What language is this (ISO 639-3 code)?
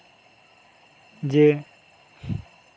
sat